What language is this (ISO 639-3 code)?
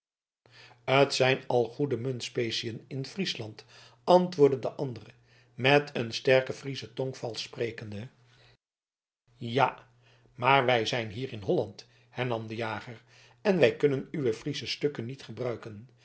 nld